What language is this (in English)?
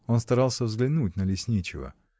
Russian